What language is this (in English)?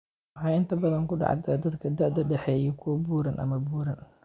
Somali